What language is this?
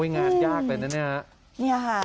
Thai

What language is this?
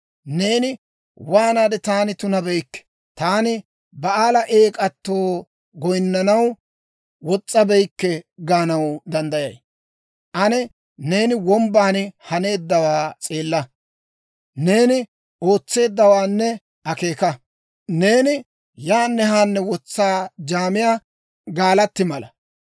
Dawro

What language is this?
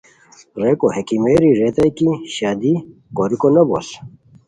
Khowar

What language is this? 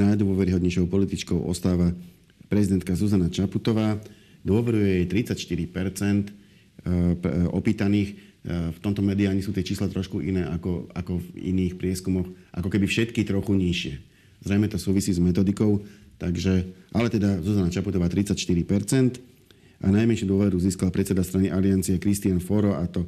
Slovak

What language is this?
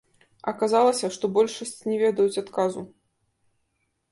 Belarusian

